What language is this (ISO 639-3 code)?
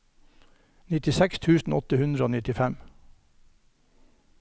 nor